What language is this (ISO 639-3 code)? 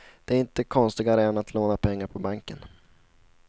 swe